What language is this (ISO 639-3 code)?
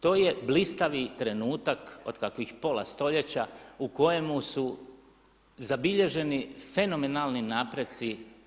hrv